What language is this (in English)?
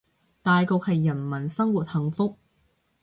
Cantonese